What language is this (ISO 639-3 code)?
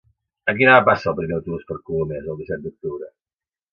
cat